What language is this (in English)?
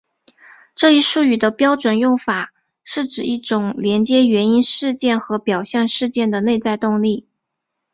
Chinese